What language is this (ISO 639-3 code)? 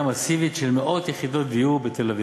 heb